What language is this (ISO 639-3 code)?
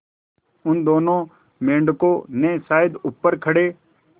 hin